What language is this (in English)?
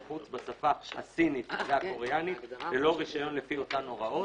Hebrew